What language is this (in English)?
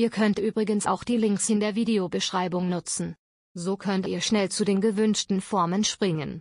German